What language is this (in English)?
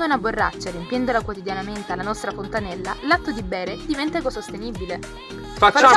Italian